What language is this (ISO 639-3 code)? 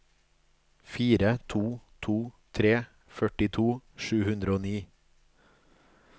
nor